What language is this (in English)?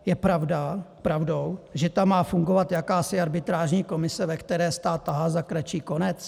Czech